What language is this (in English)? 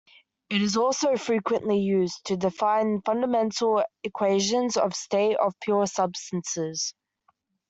English